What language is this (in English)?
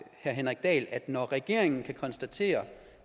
Danish